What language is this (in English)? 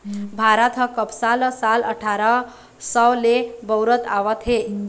Chhattisgarhi